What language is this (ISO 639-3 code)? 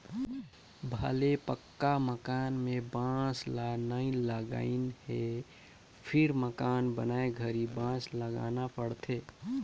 hne